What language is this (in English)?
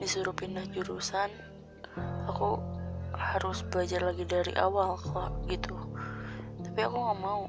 Indonesian